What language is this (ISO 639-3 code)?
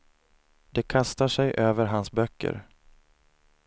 swe